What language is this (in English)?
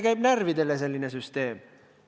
Estonian